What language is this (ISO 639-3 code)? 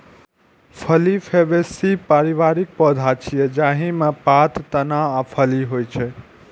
mai